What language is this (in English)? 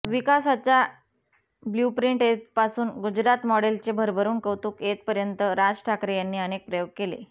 Marathi